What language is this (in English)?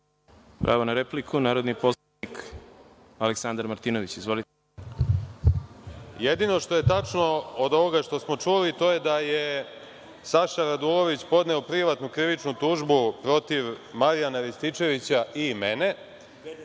Serbian